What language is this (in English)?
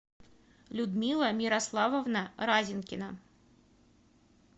Russian